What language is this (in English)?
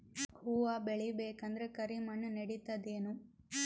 Kannada